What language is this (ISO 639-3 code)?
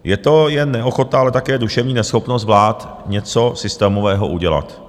ces